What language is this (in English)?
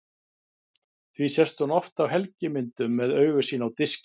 Icelandic